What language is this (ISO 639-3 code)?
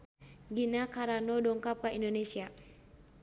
sun